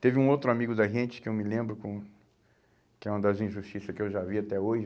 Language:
Portuguese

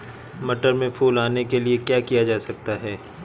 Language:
Hindi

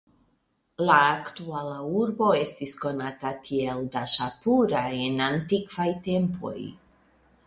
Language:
Esperanto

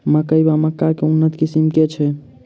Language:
Maithili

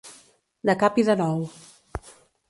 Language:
Catalan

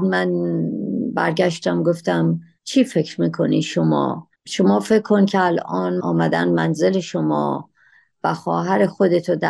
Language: Persian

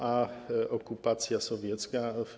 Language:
Polish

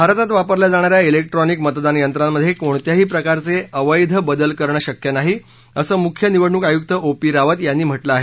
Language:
Marathi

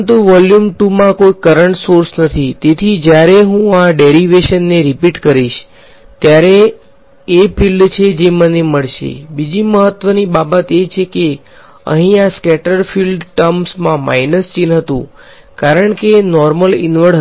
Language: Gujarati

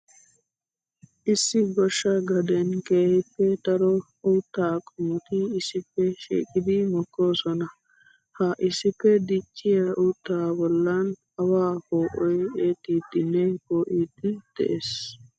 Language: Wolaytta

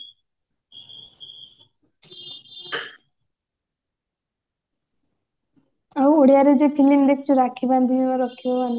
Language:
Odia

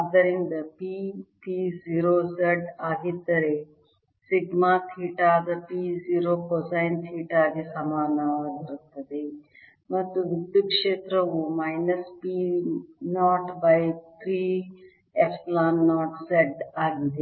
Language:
Kannada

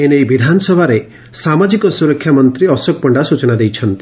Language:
Odia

